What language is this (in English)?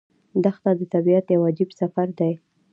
Pashto